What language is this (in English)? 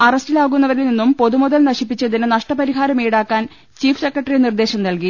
Malayalam